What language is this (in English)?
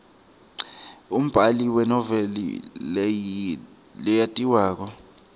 Swati